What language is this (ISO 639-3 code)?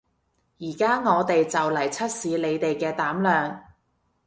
yue